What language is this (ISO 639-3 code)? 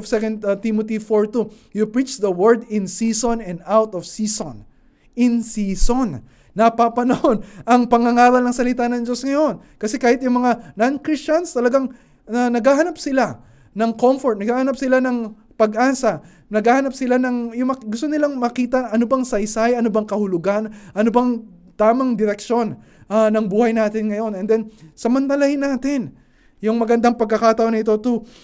fil